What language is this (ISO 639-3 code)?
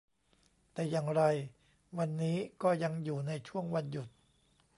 tha